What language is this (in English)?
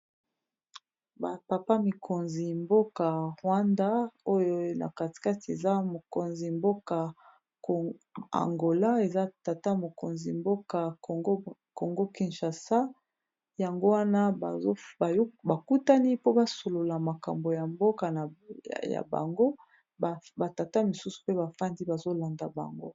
Lingala